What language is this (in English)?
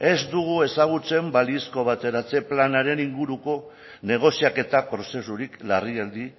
Basque